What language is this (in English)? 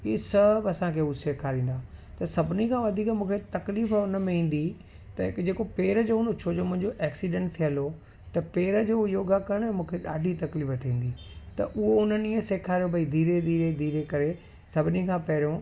Sindhi